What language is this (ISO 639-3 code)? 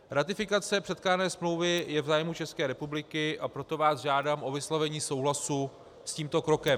ces